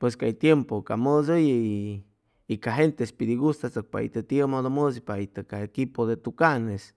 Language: Chimalapa Zoque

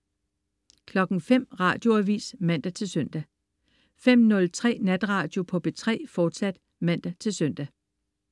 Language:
Danish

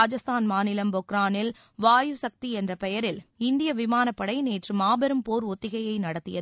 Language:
Tamil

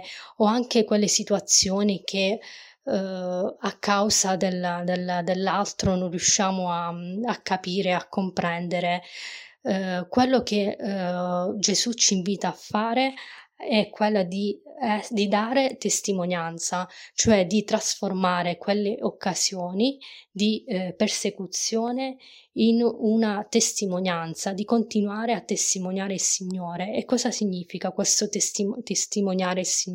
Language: Italian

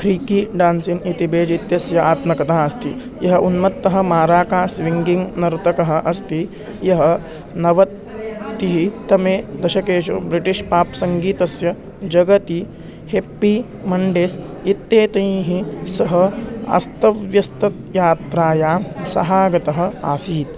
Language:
Sanskrit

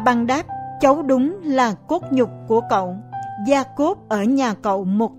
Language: Vietnamese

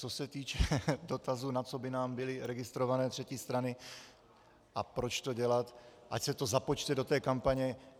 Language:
Czech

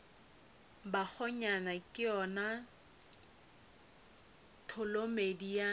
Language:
Northern Sotho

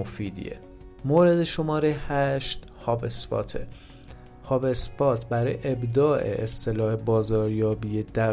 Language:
Persian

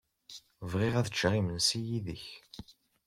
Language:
Kabyle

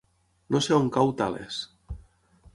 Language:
Catalan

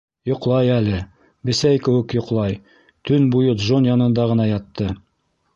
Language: Bashkir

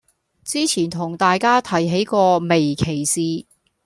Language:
Cantonese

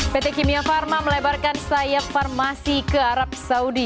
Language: Indonesian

